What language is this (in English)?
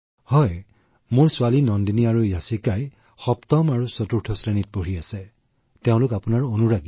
Assamese